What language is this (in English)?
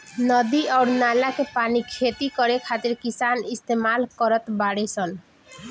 Bhojpuri